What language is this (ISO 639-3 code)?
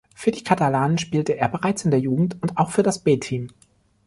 deu